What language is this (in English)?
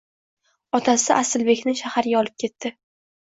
Uzbek